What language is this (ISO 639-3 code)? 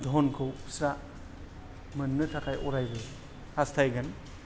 brx